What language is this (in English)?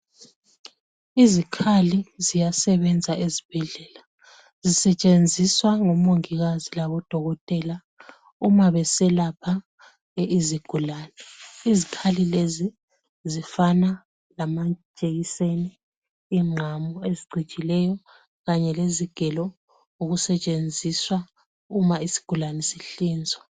North Ndebele